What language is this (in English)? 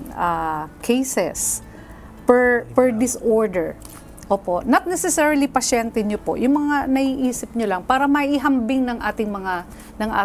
Filipino